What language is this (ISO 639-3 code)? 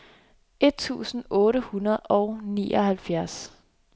dan